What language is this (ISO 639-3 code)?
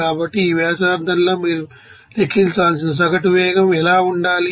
tel